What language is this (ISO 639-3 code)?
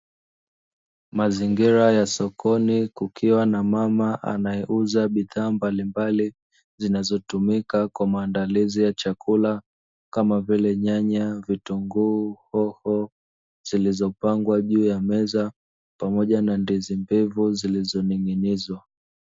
swa